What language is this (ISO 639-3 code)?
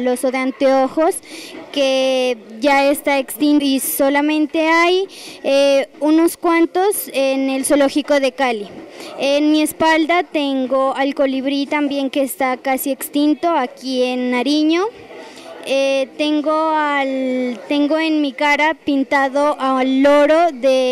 spa